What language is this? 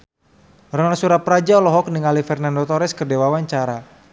Sundanese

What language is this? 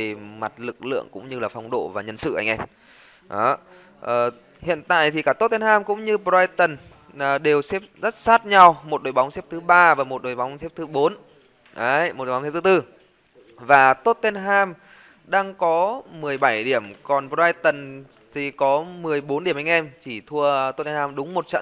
Vietnamese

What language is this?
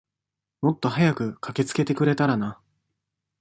Japanese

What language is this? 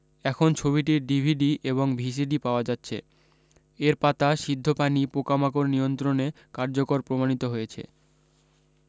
Bangla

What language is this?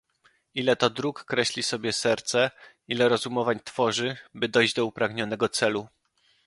Polish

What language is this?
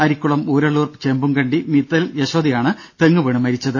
Malayalam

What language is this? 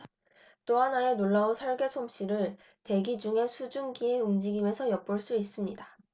Korean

